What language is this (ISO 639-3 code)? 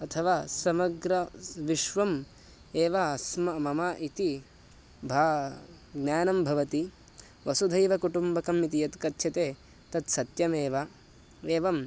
san